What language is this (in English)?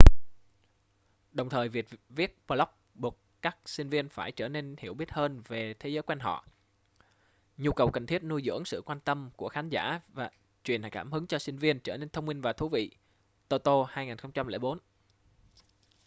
Vietnamese